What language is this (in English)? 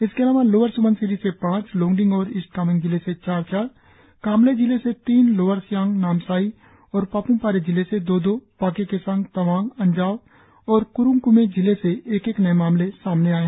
Hindi